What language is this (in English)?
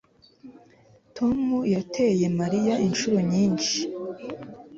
Kinyarwanda